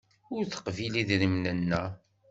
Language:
Kabyle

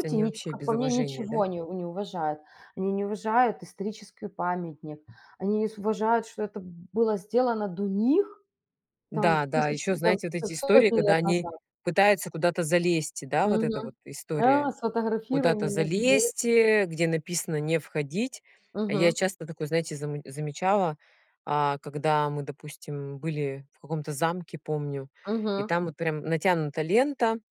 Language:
Russian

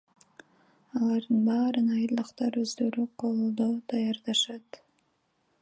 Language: Kyrgyz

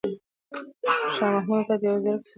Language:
Pashto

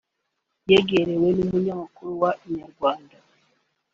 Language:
Kinyarwanda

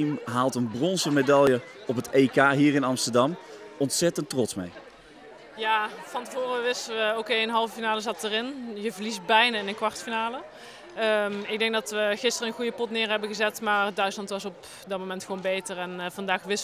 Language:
Dutch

